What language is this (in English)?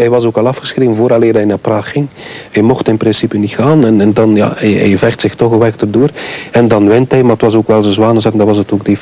Dutch